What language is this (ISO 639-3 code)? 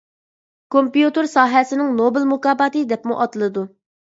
uig